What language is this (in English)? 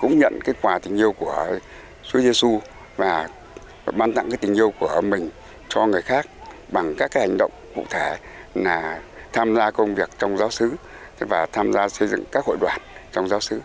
Vietnamese